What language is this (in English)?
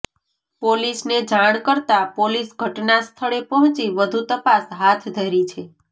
Gujarati